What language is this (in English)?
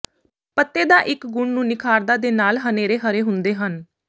Punjabi